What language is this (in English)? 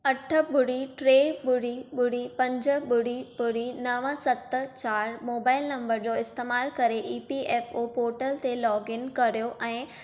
Sindhi